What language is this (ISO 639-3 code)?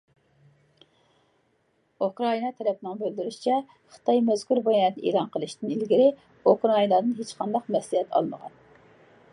uig